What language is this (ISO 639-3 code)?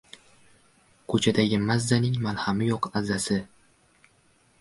uzb